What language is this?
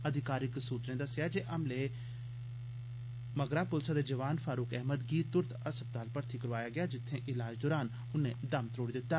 Dogri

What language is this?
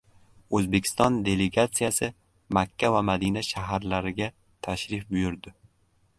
Uzbek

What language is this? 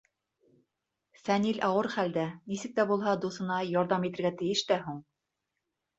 Bashkir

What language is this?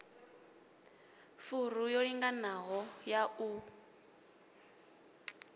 Venda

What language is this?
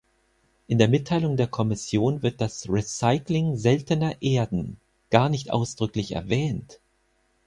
German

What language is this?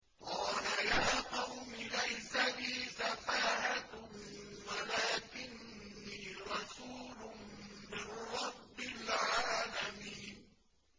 Arabic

